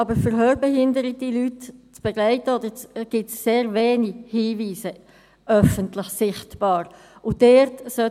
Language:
Swiss German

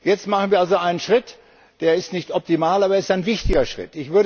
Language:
German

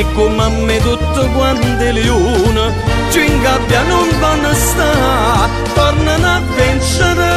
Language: Romanian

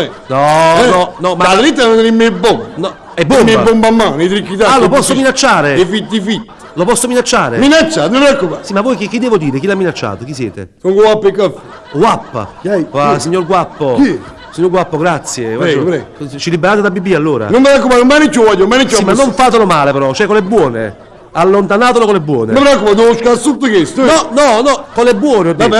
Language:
Italian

